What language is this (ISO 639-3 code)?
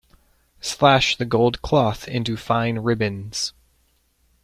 eng